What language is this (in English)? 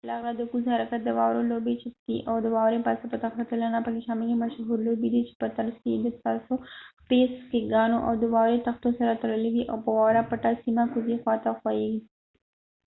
Pashto